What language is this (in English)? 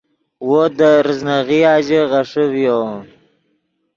Yidgha